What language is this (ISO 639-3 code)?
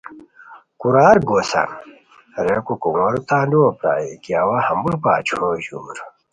khw